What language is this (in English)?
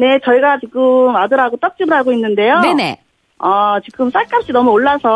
Korean